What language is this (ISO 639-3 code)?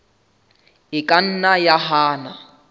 sot